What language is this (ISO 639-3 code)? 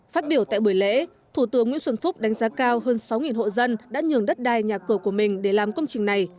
vie